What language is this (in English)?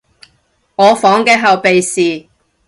Cantonese